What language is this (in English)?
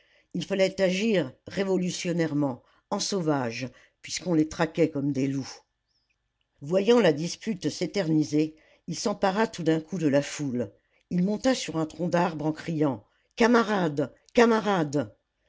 French